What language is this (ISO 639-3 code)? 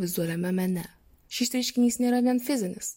lit